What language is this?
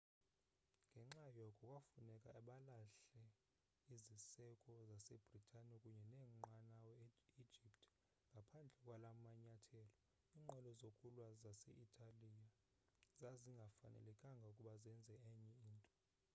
Xhosa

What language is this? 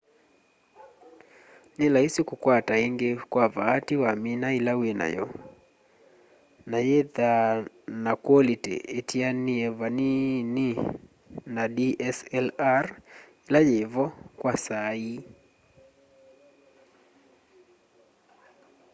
Kamba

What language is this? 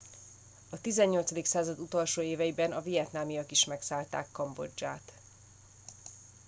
Hungarian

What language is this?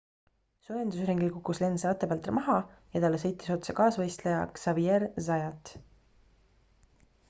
Estonian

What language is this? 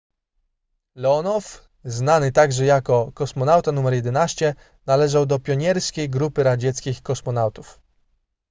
Polish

